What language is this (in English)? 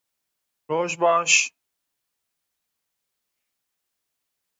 Kurdish